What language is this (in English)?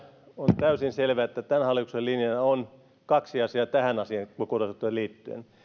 Finnish